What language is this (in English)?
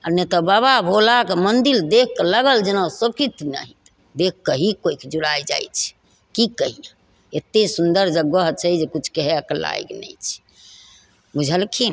Maithili